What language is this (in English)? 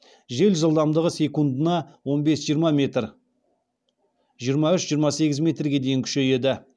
Kazakh